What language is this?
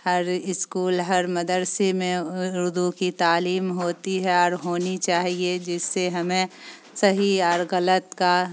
Urdu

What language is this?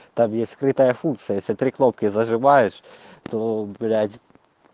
Russian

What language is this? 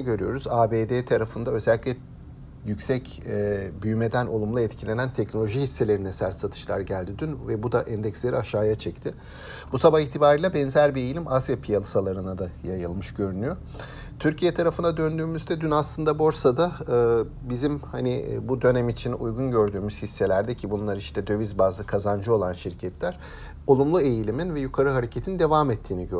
Turkish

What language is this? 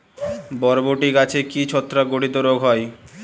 Bangla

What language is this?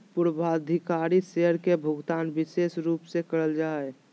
Magahi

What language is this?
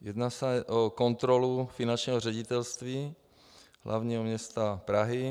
Czech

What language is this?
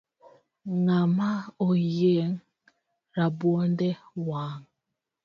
Luo (Kenya and Tanzania)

